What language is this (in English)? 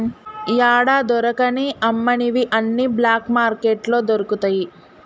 Telugu